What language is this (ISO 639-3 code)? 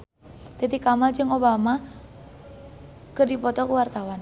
sun